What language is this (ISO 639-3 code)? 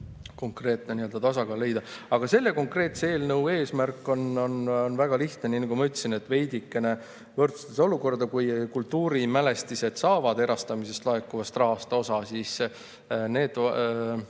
est